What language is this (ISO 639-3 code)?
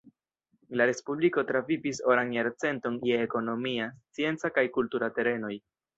epo